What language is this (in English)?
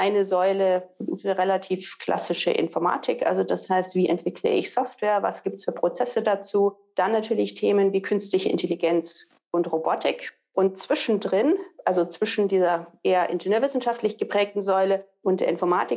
German